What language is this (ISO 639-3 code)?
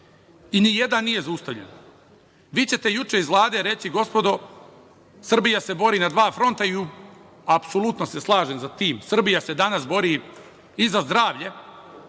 srp